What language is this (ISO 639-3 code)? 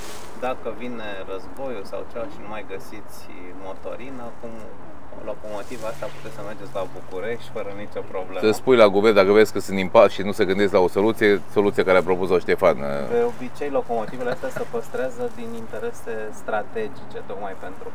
ron